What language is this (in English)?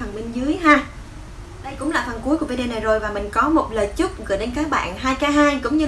Vietnamese